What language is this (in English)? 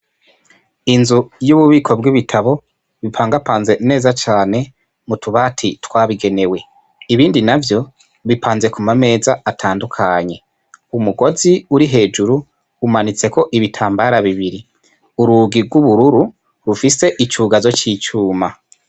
Rundi